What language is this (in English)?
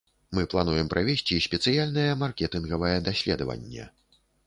Belarusian